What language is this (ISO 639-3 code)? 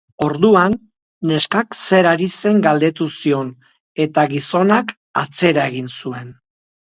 eus